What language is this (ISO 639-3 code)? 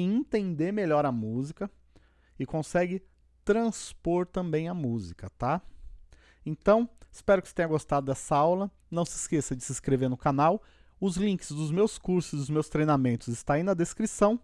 por